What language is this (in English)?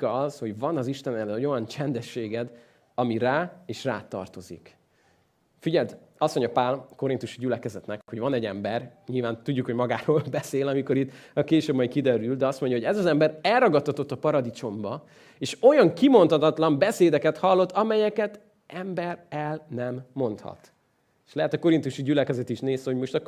Hungarian